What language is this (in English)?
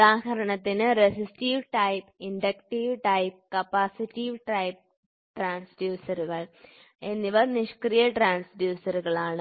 Malayalam